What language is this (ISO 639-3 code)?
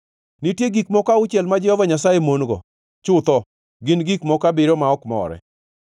luo